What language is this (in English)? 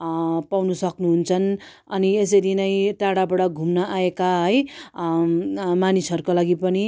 Nepali